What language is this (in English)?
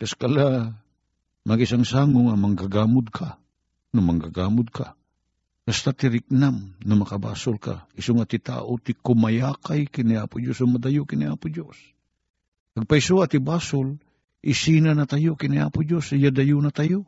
Filipino